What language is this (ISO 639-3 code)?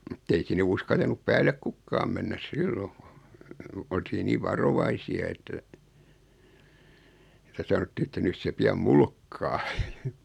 fin